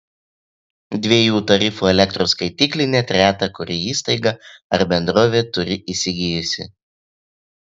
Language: Lithuanian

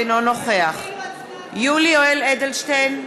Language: Hebrew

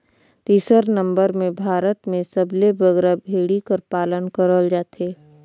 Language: Chhattisgarhi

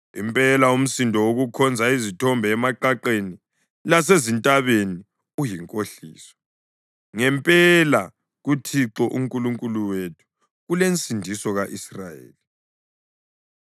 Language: North Ndebele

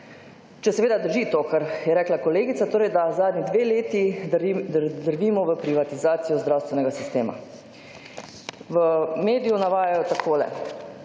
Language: Slovenian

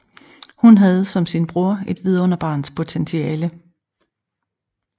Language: Danish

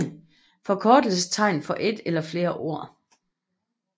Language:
Danish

